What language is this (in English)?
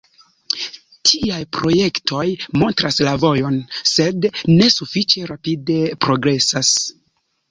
Esperanto